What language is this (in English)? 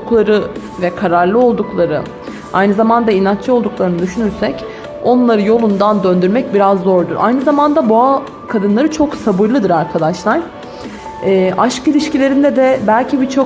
Turkish